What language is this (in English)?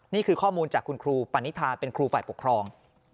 Thai